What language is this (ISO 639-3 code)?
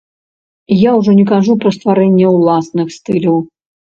bel